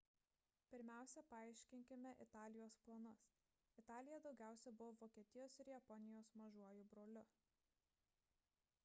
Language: Lithuanian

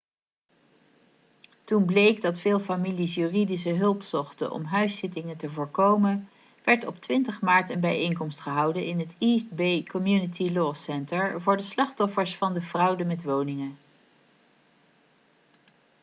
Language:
Dutch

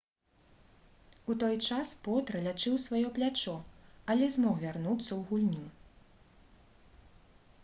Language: Belarusian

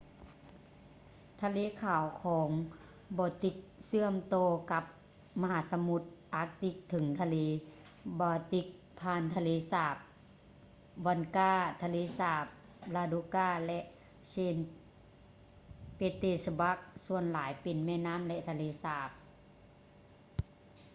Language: Lao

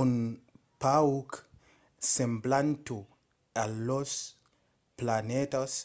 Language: Occitan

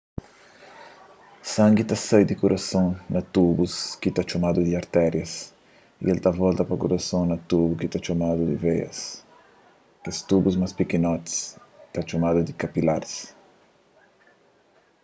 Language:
Kabuverdianu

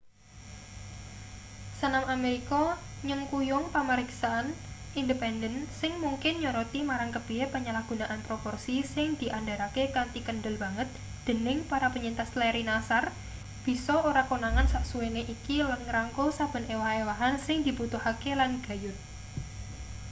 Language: Javanese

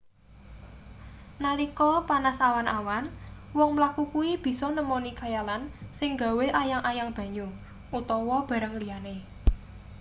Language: Javanese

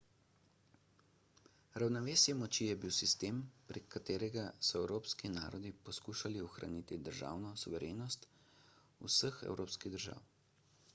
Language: Slovenian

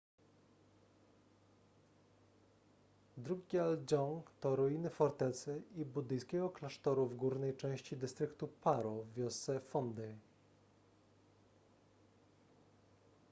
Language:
Polish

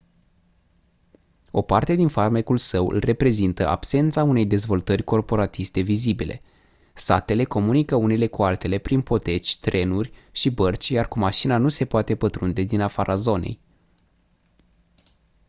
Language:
Romanian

